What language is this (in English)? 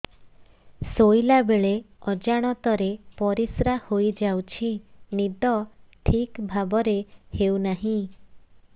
Odia